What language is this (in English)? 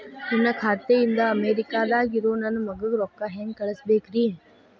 Kannada